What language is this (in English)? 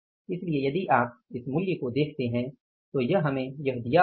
Hindi